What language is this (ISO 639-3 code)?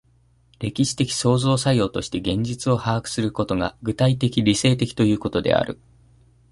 jpn